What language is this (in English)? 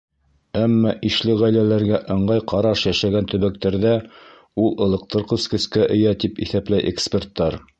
Bashkir